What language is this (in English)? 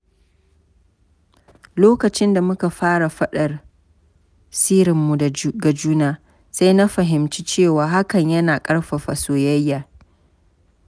Hausa